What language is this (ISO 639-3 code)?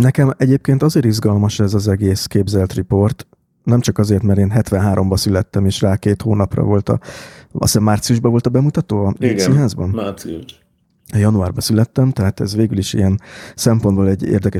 hun